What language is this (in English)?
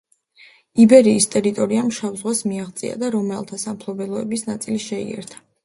Georgian